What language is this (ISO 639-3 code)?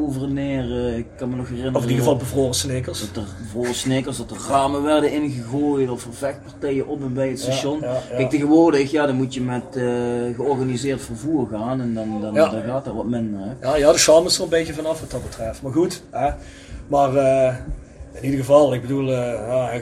nld